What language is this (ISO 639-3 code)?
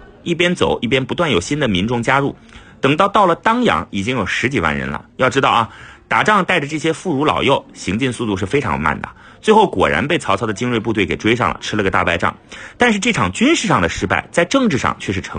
zho